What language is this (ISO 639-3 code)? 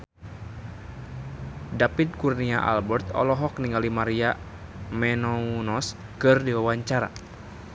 sun